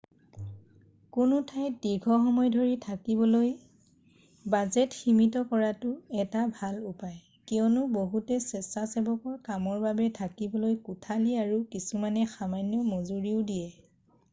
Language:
Assamese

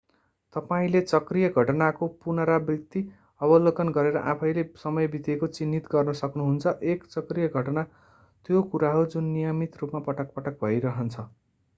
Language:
Nepali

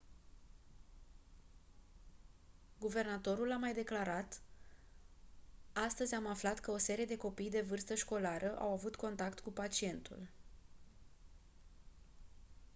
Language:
Romanian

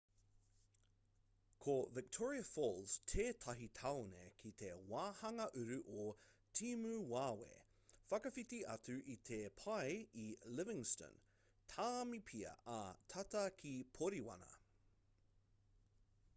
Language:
Māori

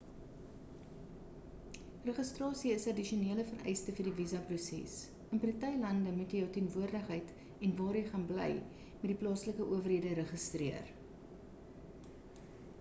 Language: Afrikaans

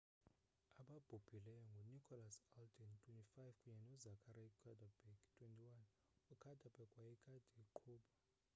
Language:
Xhosa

